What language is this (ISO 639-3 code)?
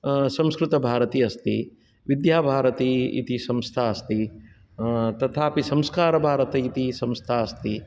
san